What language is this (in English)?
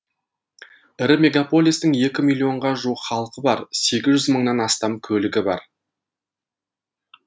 Kazakh